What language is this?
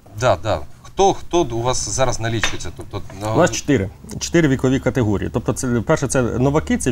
Ukrainian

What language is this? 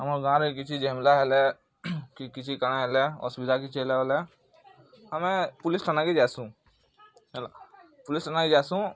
Odia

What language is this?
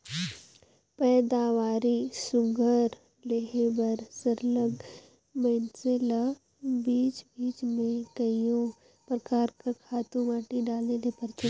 Chhattisgarhi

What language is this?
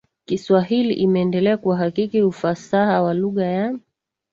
Swahili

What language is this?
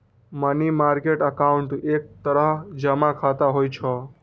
Maithili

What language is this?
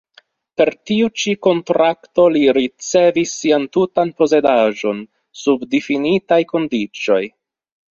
Esperanto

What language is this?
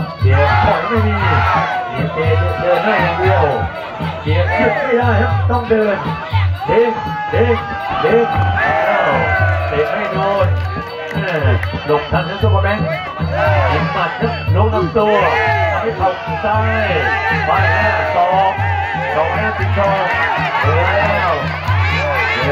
Thai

